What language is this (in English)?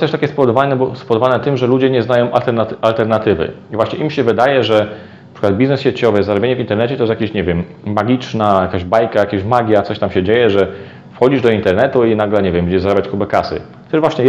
Polish